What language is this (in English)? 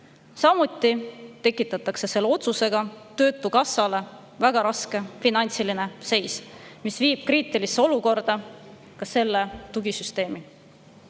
Estonian